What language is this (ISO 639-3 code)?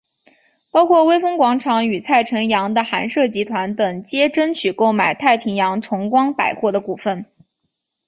zho